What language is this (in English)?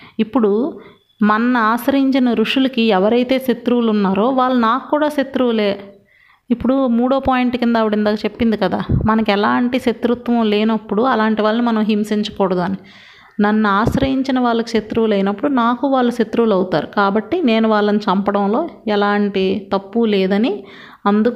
Telugu